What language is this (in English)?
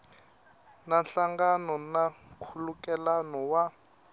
Tsonga